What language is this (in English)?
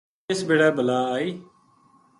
Gujari